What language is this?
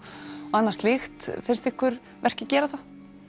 Icelandic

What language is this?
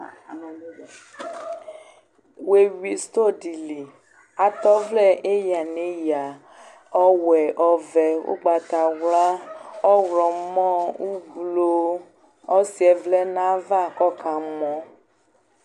Ikposo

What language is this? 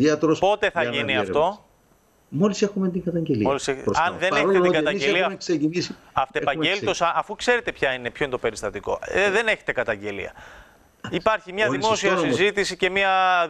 Greek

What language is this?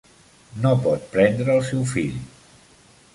Catalan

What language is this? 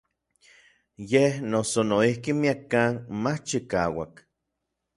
Orizaba Nahuatl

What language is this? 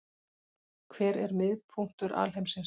Icelandic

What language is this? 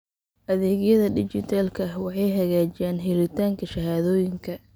Somali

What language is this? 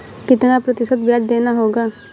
Hindi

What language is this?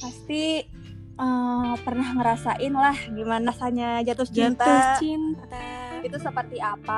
Indonesian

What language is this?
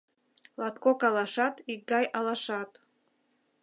Mari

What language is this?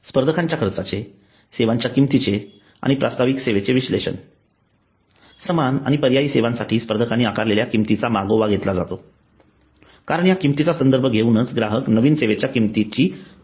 Marathi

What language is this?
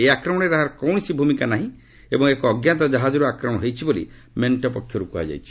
Odia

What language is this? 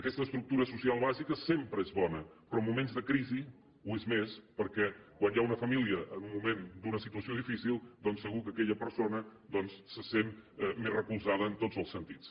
Catalan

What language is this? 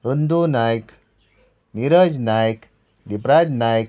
Konkani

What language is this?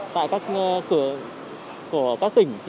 Vietnamese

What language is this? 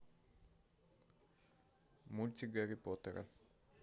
Russian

